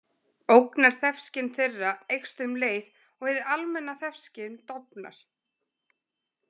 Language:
Icelandic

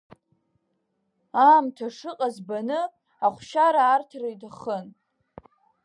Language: Abkhazian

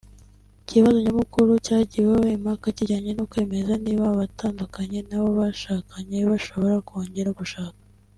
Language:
Kinyarwanda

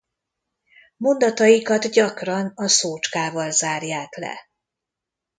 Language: Hungarian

